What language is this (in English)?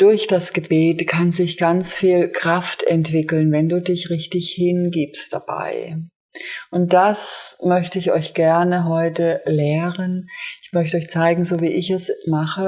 German